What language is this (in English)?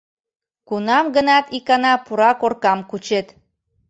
Mari